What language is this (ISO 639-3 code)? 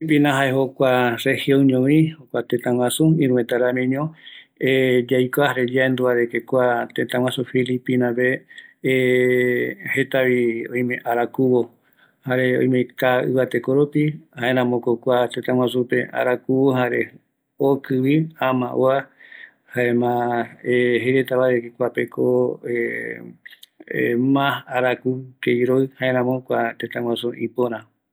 gui